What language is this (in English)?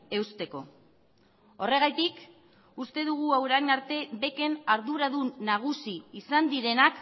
Basque